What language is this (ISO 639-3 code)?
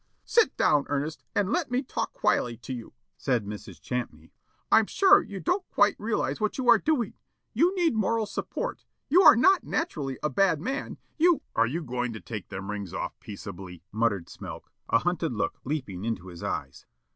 eng